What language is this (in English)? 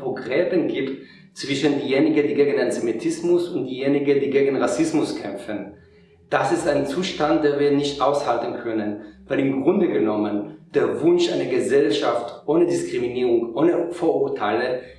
German